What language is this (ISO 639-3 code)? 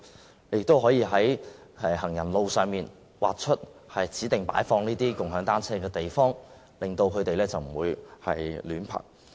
yue